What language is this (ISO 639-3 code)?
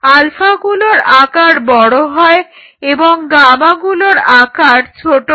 ben